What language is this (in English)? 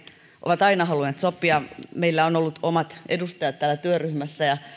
Finnish